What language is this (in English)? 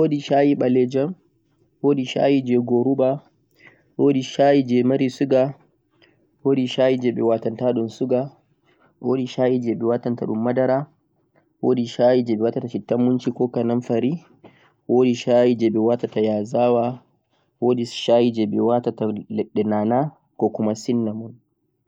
Central-Eastern Niger Fulfulde